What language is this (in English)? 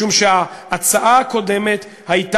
Hebrew